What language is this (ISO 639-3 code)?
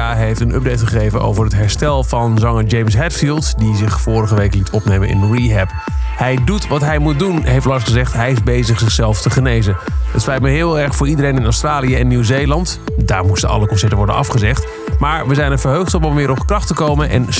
nld